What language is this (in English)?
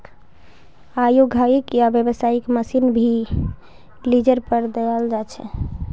Magahi